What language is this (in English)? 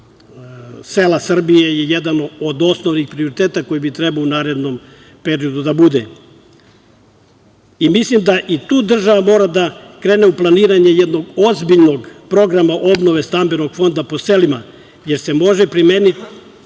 Serbian